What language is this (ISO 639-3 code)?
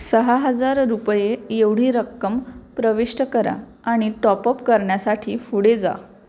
mar